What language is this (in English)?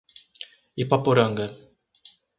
Portuguese